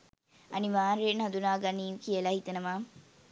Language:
Sinhala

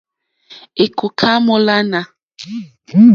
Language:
Mokpwe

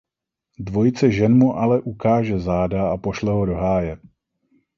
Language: Czech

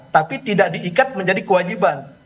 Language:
Indonesian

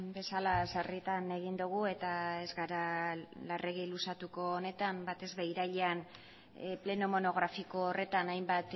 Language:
Basque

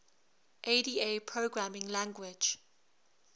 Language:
English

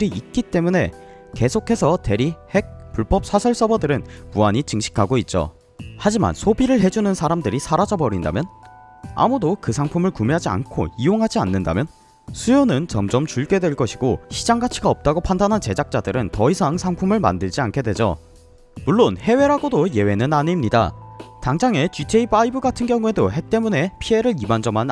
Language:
Korean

